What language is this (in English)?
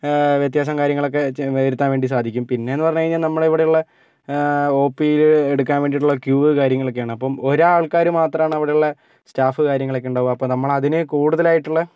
Malayalam